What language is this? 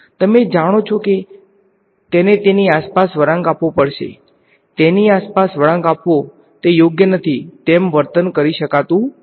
Gujarati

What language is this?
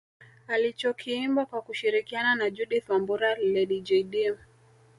Swahili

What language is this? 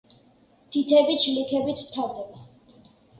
Georgian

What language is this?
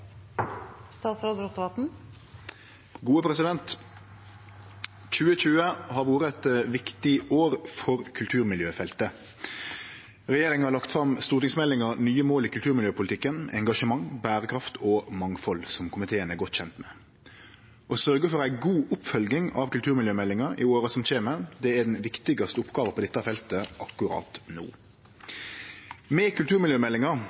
Norwegian Nynorsk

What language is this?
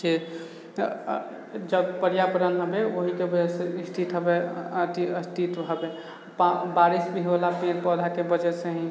Maithili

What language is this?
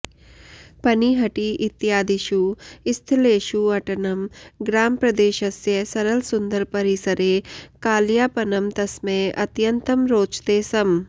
Sanskrit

